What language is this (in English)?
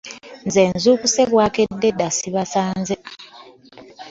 Ganda